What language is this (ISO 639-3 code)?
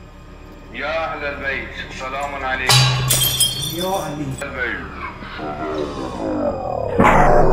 fas